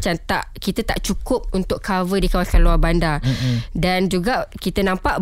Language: Malay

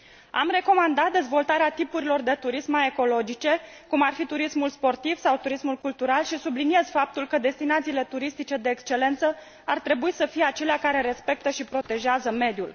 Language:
Romanian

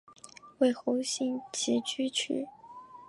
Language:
Chinese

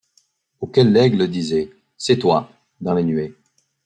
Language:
French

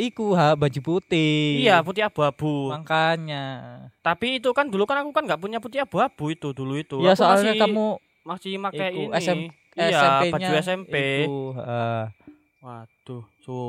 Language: Indonesian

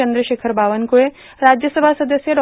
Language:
Marathi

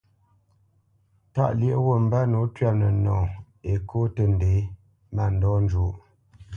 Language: Bamenyam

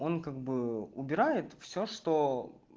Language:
Russian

